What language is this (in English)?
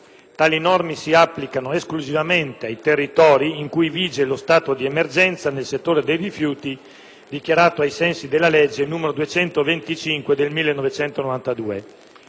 Italian